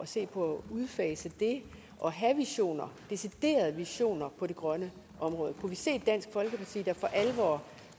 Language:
Danish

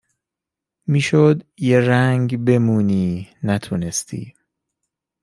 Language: Persian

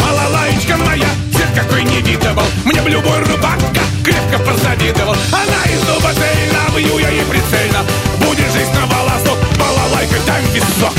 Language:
Russian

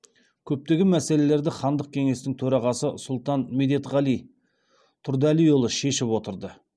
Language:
Kazakh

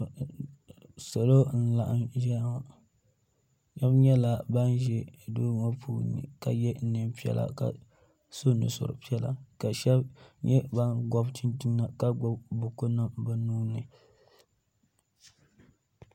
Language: Dagbani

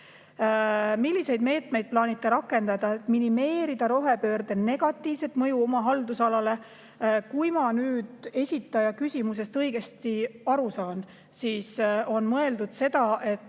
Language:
Estonian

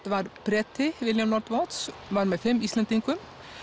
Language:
Icelandic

